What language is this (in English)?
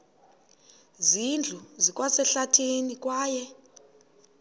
Xhosa